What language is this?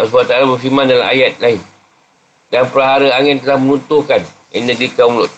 Malay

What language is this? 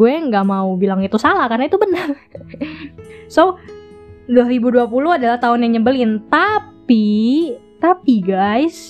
Indonesian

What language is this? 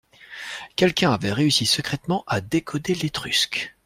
French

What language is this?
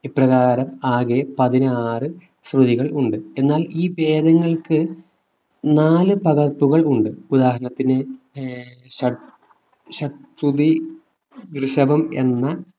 Malayalam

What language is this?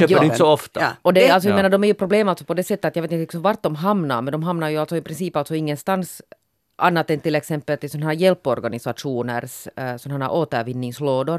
Swedish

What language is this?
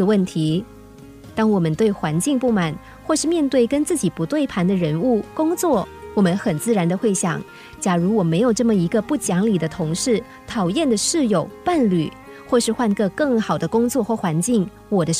Chinese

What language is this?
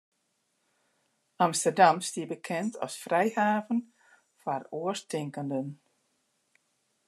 Western Frisian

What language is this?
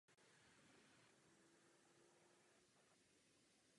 Czech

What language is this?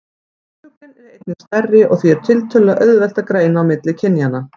Icelandic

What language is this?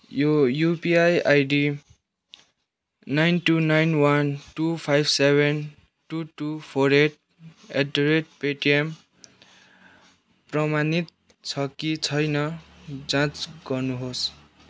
Nepali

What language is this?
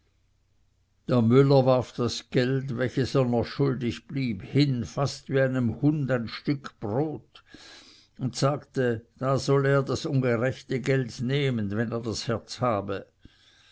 German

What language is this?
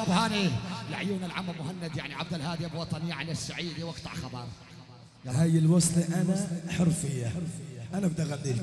Arabic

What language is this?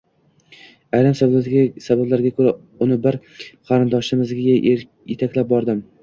Uzbek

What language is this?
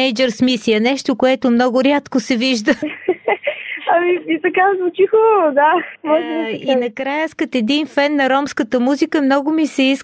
Bulgarian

